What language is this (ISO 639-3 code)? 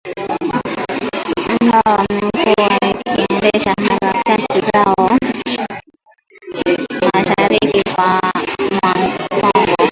swa